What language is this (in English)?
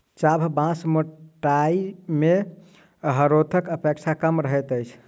Maithili